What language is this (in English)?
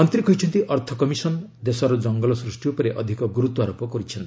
Odia